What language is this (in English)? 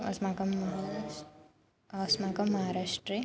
Sanskrit